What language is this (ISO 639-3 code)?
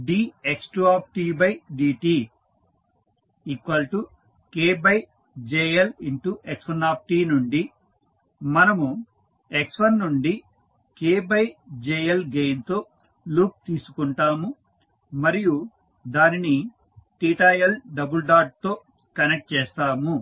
tel